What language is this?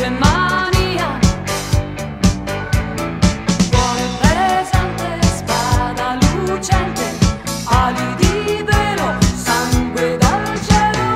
Romanian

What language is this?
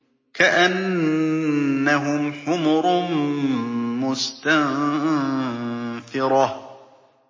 Arabic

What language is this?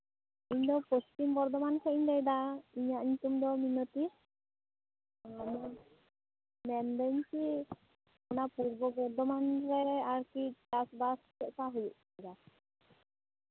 Santali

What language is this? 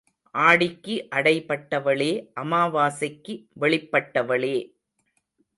Tamil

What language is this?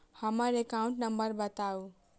Maithili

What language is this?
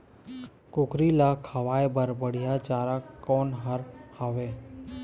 Chhattisgarhi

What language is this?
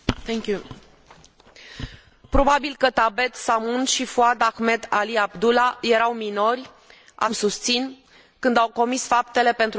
Romanian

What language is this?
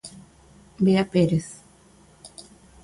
Galician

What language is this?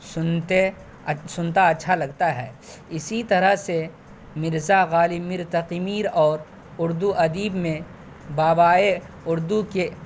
Urdu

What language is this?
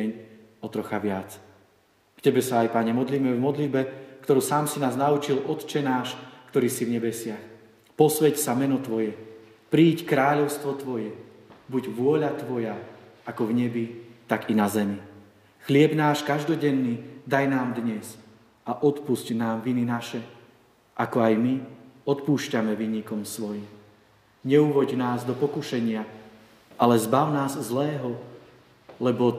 Slovak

